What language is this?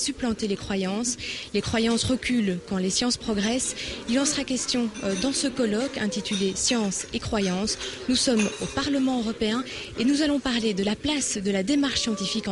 French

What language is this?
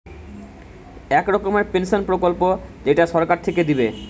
Bangla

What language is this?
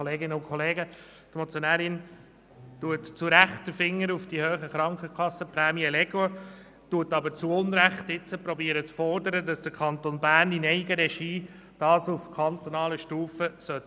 Swiss German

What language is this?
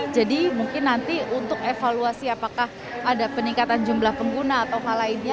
Indonesian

